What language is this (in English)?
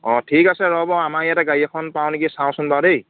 Assamese